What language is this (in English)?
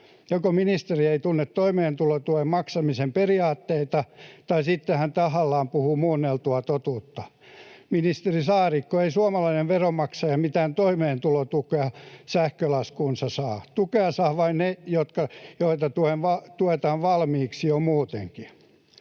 Finnish